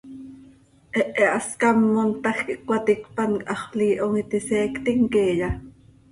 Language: Seri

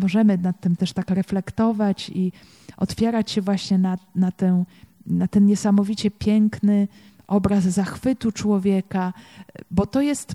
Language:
Polish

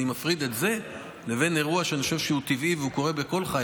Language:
Hebrew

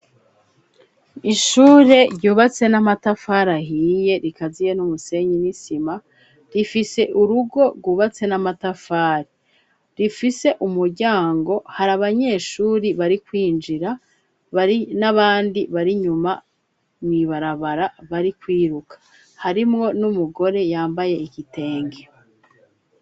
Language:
Rundi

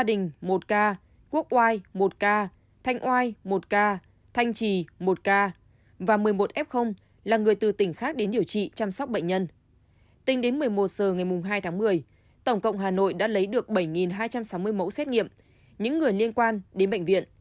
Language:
Vietnamese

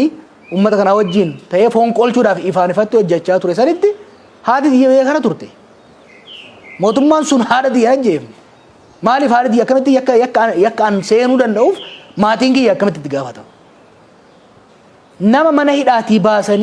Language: Oromo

